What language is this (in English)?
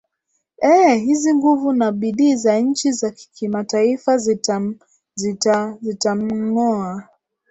Swahili